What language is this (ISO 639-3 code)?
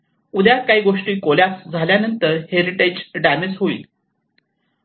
mar